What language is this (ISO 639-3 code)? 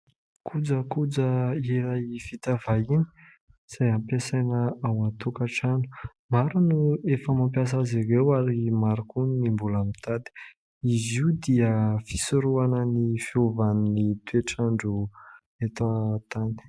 mlg